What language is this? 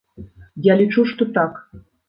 Belarusian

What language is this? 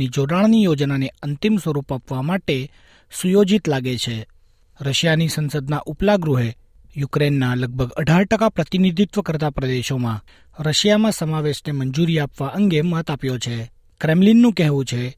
Gujarati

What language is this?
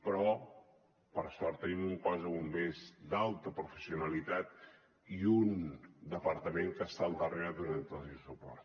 Catalan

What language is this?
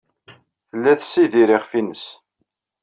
Kabyle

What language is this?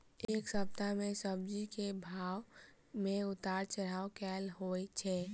Maithili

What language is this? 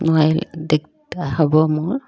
Assamese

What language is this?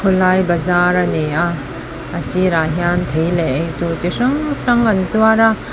Mizo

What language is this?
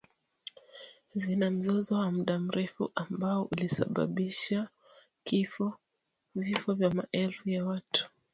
Swahili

